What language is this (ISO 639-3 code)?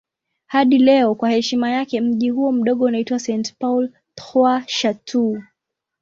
swa